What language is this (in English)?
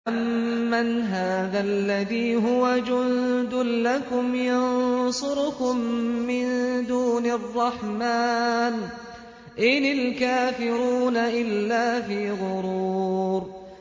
Arabic